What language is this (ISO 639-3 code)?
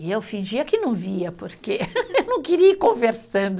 por